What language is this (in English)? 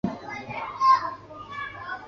Chinese